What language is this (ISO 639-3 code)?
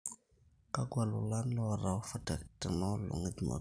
mas